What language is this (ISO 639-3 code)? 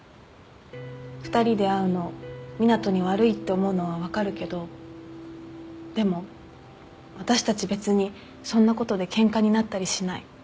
jpn